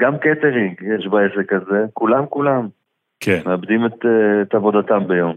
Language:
Hebrew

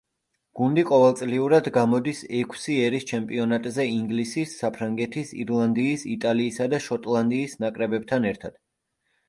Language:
Georgian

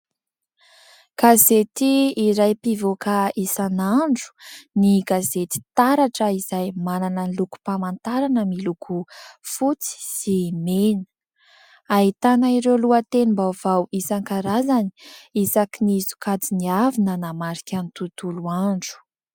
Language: Malagasy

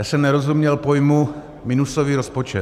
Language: Czech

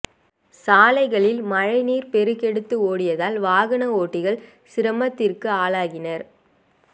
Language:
Tamil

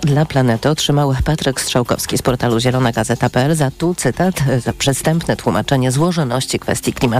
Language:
Polish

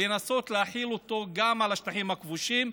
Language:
Hebrew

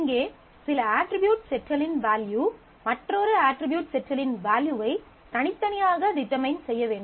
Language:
Tamil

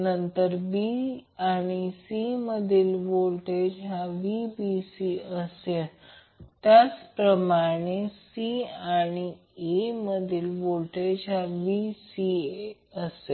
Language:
Marathi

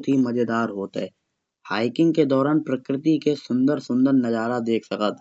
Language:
Kanauji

